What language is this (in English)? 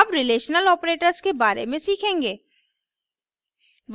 Hindi